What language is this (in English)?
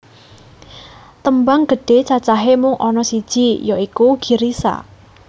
Javanese